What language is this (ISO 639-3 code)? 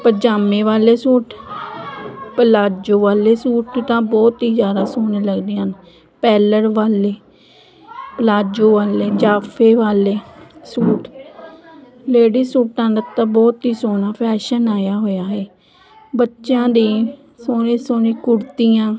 pan